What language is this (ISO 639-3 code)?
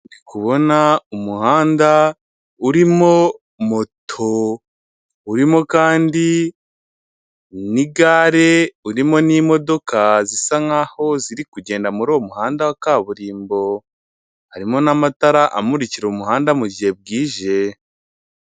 kin